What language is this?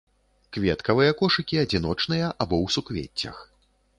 Belarusian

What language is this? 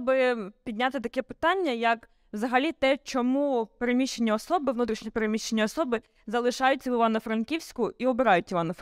Ukrainian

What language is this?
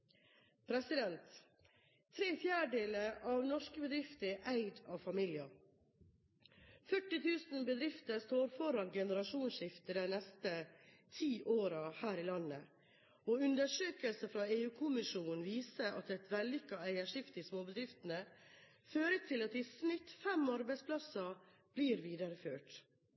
Norwegian Bokmål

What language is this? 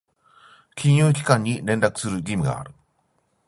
Japanese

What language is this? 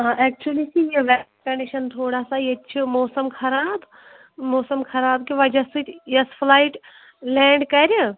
Kashmiri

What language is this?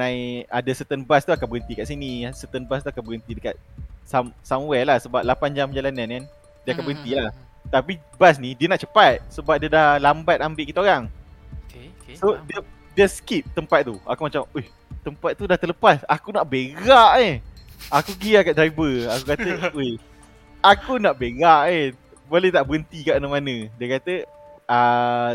Malay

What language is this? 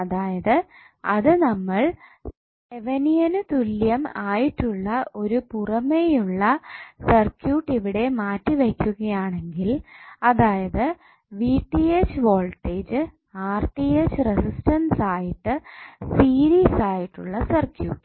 Malayalam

